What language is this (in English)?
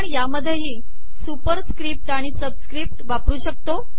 Marathi